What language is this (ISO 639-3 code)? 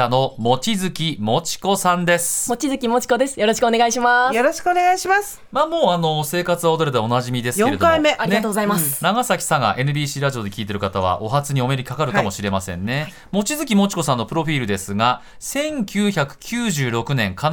jpn